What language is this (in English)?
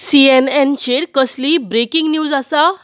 Konkani